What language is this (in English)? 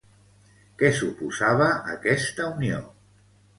Catalan